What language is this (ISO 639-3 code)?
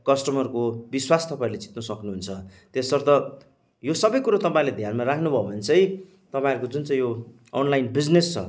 nep